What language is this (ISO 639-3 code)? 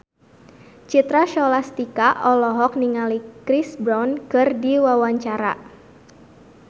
sun